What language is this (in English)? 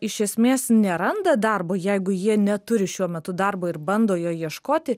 Lithuanian